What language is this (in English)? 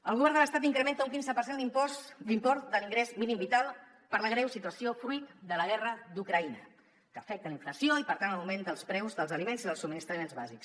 Catalan